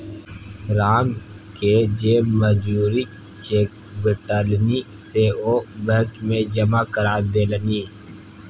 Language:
Maithili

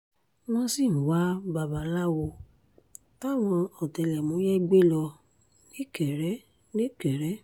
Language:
Yoruba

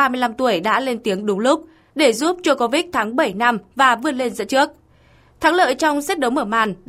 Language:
Vietnamese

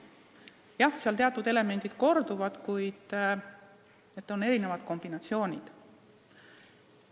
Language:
Estonian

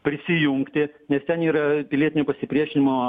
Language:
Lithuanian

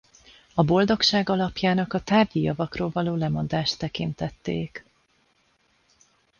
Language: Hungarian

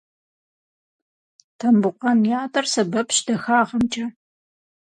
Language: Kabardian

